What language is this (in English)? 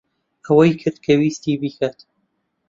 Central Kurdish